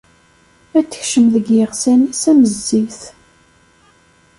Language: Kabyle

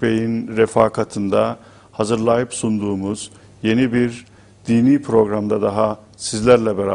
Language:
Turkish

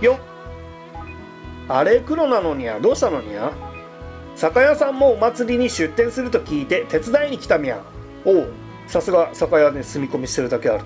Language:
Japanese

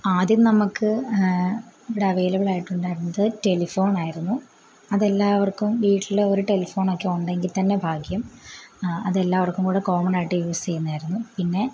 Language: Malayalam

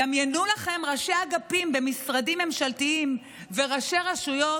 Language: Hebrew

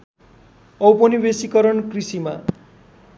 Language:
Nepali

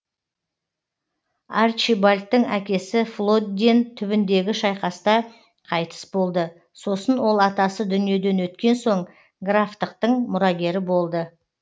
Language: Kazakh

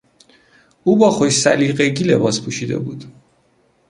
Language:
Persian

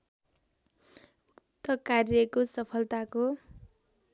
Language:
Nepali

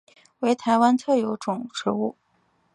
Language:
Chinese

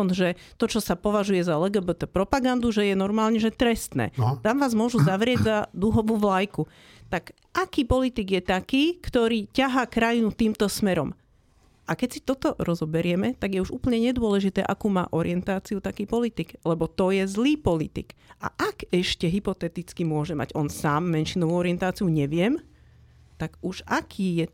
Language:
Slovak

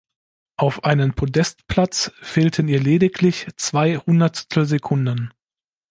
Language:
German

